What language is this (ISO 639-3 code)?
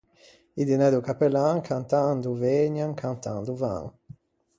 lij